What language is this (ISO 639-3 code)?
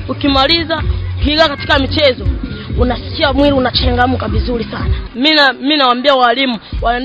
swa